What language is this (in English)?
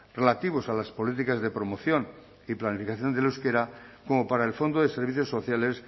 Spanish